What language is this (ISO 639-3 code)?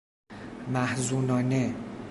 fas